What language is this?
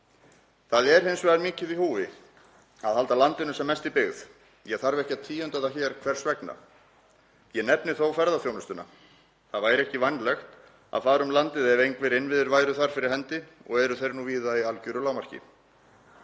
Icelandic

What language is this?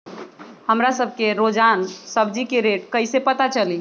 Magahi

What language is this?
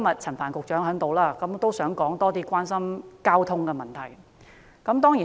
Cantonese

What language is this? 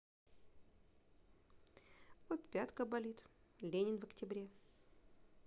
Russian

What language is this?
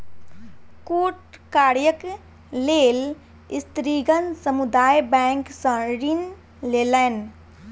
Maithili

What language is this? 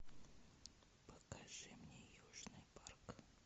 Russian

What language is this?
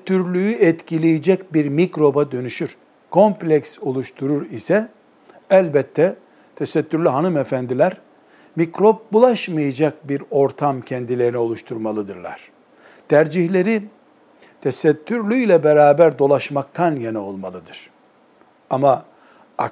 Turkish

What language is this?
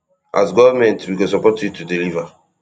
Nigerian Pidgin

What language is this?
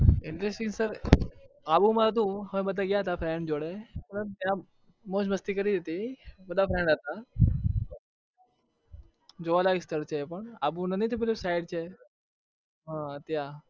Gujarati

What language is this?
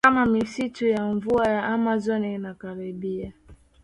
Swahili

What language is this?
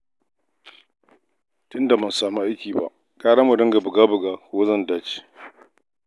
Hausa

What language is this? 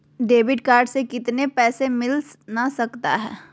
Magahi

